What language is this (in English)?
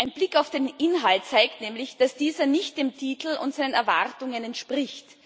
German